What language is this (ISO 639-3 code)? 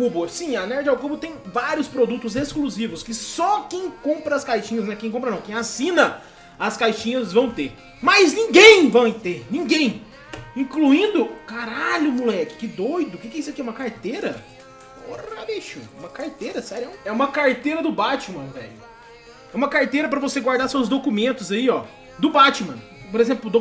por